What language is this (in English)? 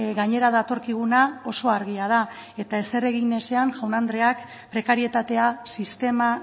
Basque